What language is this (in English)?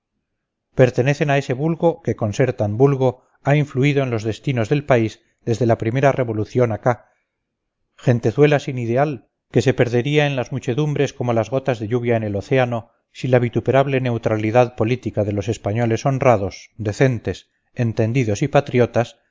Spanish